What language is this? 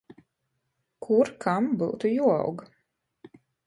Latgalian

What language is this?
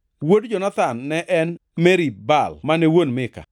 Luo (Kenya and Tanzania)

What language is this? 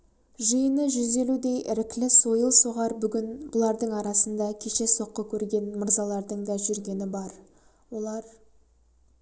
Kazakh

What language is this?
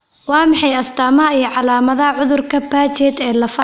Somali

